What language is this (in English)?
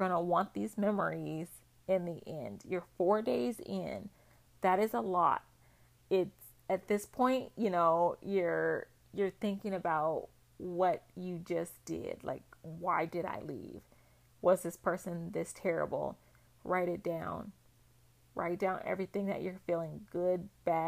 English